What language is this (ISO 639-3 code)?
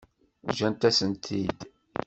kab